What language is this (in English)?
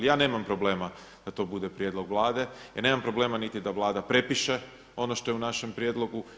Croatian